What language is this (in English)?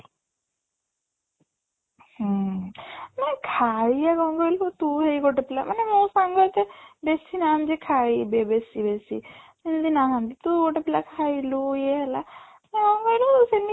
Odia